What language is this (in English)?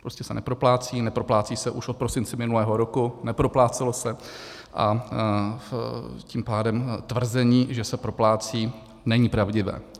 Czech